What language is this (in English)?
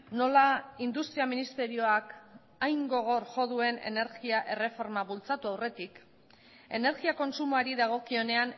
Basque